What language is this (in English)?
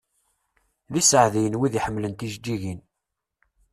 Kabyle